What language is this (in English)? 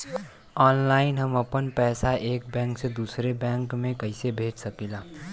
Bhojpuri